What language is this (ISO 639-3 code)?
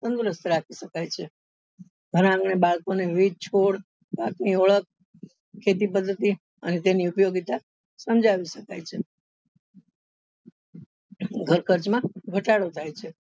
guj